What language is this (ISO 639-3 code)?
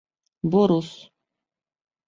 bak